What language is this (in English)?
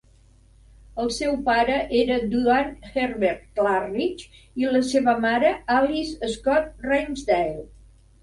Catalan